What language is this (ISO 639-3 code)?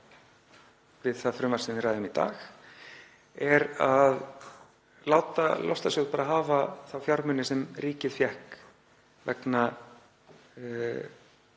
isl